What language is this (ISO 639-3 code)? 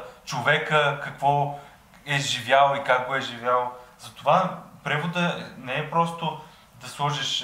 bul